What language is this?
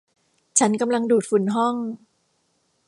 Thai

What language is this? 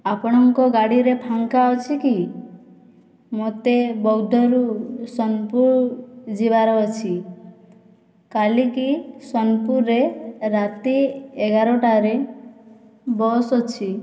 Odia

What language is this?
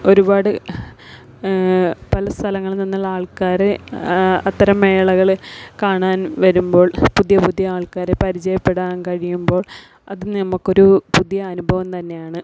Malayalam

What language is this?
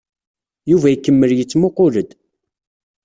Kabyle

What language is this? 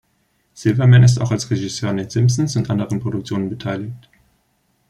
German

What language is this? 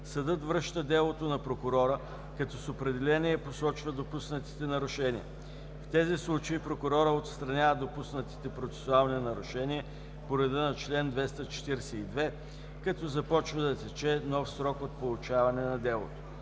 Bulgarian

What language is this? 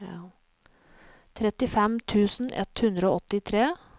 Norwegian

